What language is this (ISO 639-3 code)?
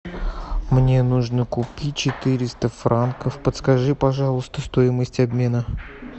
rus